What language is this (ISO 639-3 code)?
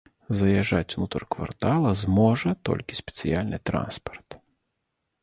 bel